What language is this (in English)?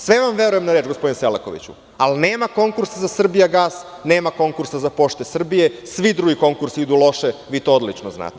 Serbian